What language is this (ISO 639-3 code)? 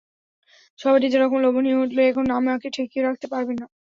ben